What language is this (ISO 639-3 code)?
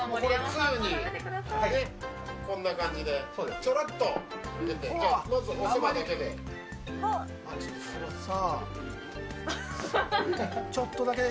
jpn